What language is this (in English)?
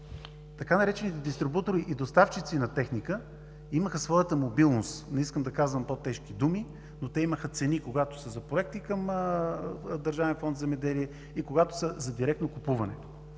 Bulgarian